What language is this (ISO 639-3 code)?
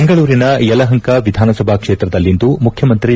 kan